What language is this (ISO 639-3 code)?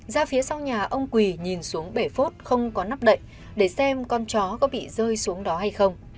vie